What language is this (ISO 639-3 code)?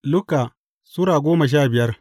hau